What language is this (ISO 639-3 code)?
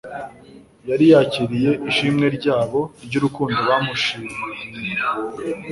kin